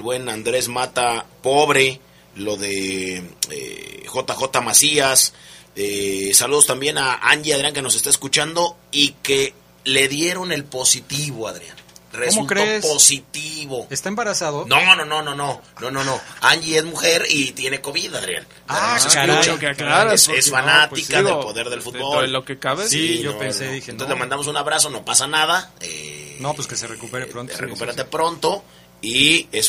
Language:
Spanish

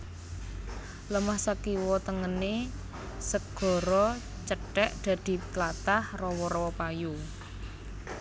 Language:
Javanese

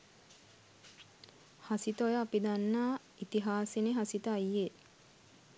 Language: Sinhala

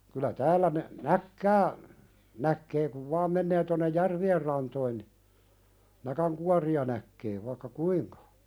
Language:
Finnish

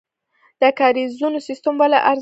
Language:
Pashto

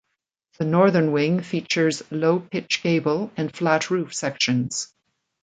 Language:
English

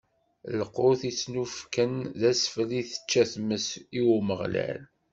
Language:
Kabyle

